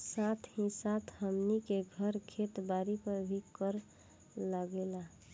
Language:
Bhojpuri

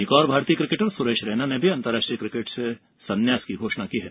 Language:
Hindi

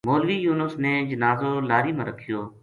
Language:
Gujari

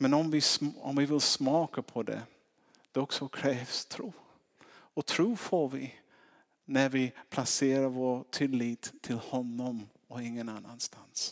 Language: Swedish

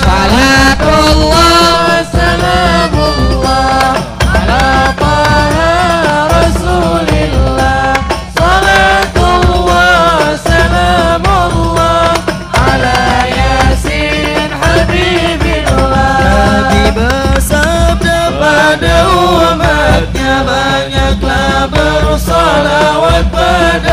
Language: Arabic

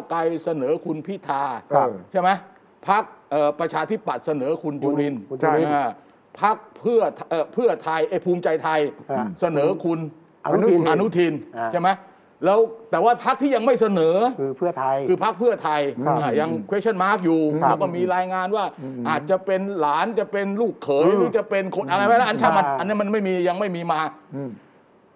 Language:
Thai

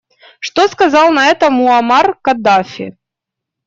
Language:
Russian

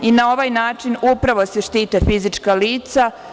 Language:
Serbian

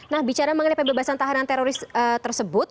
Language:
Indonesian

